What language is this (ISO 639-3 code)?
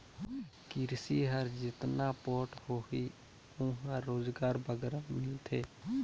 hne